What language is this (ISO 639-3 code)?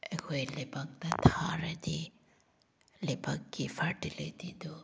mni